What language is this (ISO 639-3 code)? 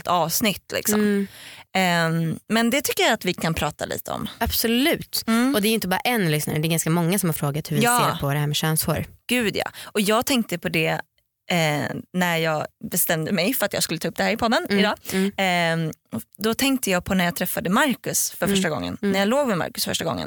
swe